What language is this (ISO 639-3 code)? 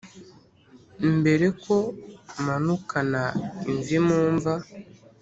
kin